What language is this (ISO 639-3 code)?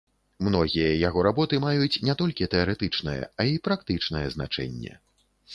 bel